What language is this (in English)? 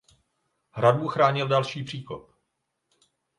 Czech